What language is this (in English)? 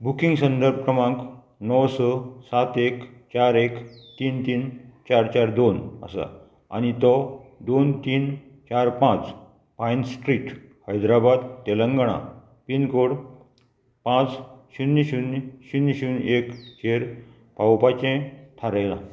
Konkani